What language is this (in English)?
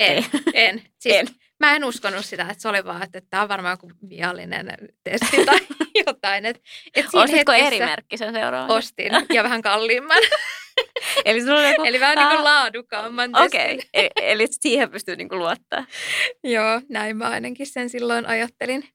Finnish